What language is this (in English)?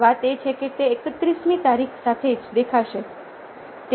Gujarati